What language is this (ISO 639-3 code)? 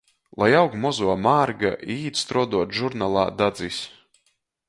ltg